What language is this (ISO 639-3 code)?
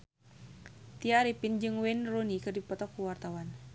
sun